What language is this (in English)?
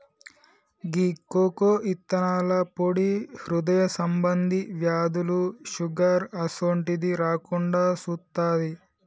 Telugu